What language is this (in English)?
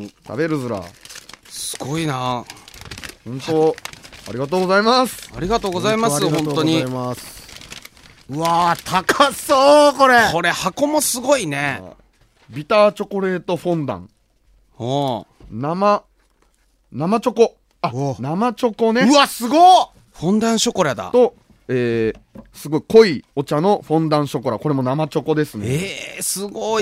Japanese